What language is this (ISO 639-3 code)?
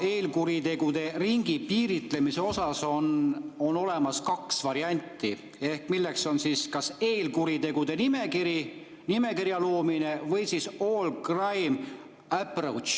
est